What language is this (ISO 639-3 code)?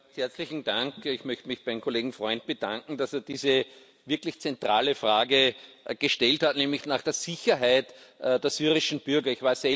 deu